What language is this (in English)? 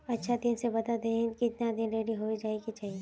Magahi